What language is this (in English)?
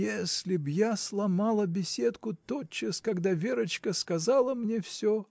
Russian